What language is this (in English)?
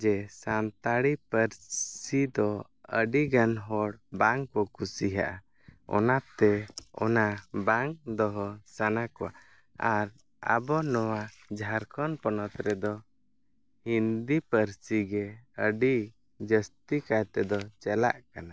Santali